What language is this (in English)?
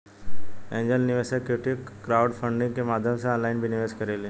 Bhojpuri